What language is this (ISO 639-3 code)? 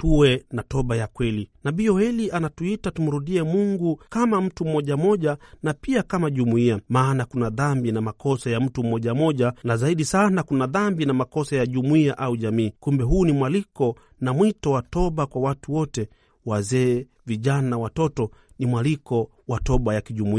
swa